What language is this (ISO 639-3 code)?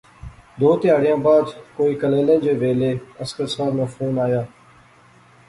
phr